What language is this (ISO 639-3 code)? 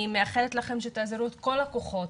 heb